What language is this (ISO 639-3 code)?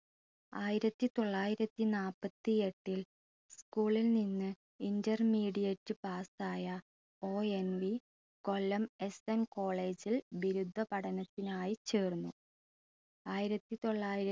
mal